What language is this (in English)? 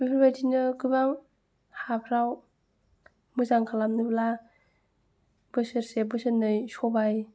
Bodo